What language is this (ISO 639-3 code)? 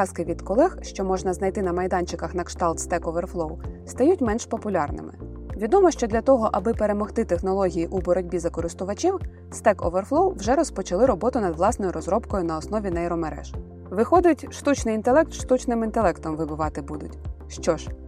ukr